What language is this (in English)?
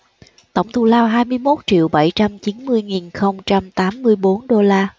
Vietnamese